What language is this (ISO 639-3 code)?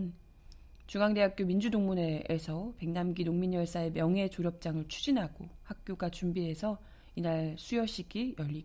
kor